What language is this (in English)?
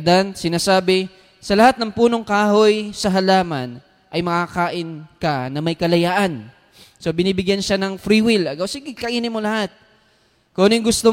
Filipino